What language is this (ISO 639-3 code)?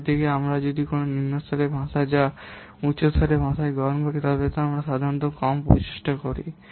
ben